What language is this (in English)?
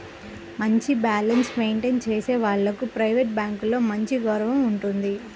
Telugu